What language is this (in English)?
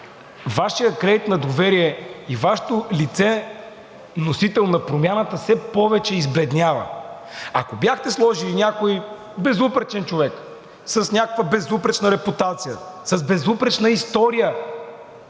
Bulgarian